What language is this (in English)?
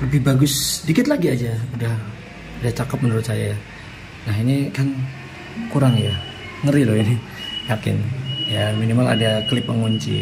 Indonesian